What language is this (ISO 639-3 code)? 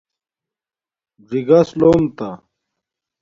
dmk